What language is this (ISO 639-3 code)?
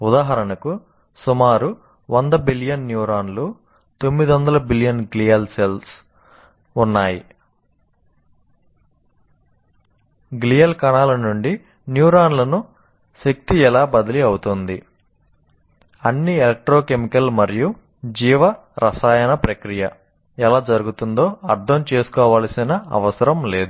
tel